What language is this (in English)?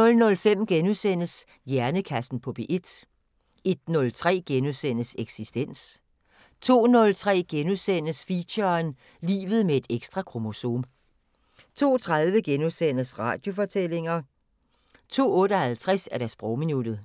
Danish